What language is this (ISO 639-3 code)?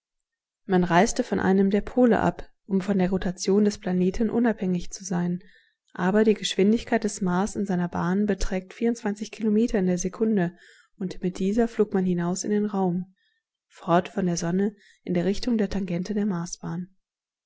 deu